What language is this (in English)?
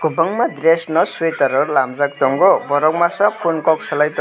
Kok Borok